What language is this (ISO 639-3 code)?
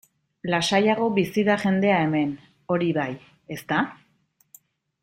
eus